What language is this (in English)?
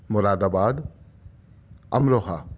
Urdu